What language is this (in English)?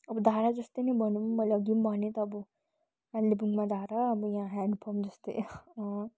Nepali